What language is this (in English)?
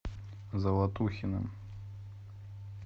Russian